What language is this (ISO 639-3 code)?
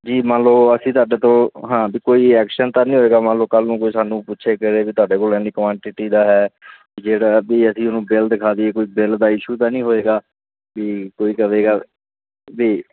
pan